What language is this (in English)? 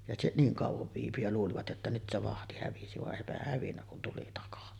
Finnish